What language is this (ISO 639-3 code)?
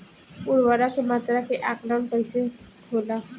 bho